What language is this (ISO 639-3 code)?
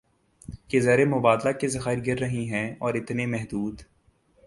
urd